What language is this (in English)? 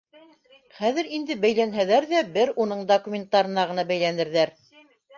Bashkir